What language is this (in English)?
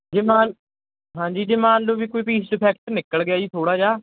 Punjabi